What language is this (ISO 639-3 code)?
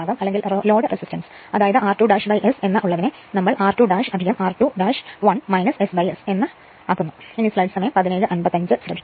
mal